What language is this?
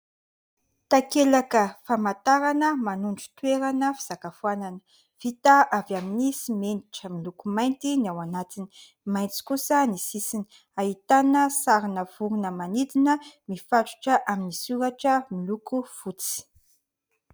Malagasy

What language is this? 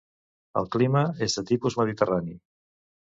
Catalan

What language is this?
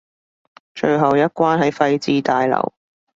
Cantonese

